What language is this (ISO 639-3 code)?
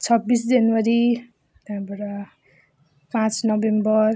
nep